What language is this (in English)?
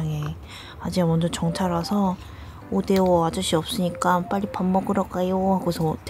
Korean